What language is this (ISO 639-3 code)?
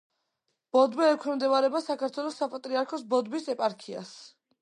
kat